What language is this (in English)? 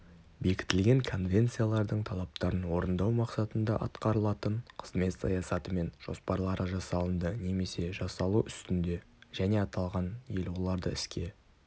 Kazakh